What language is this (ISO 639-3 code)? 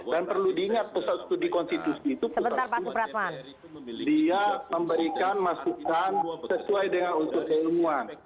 ind